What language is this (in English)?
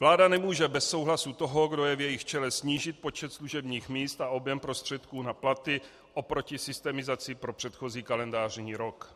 Czech